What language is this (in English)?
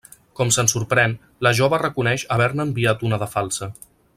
Catalan